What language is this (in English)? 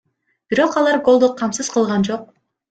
Kyrgyz